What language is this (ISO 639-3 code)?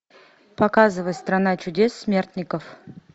rus